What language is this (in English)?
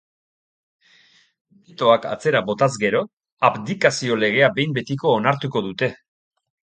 Basque